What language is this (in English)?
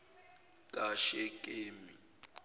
Zulu